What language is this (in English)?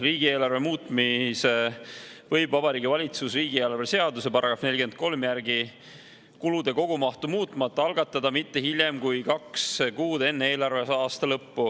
Estonian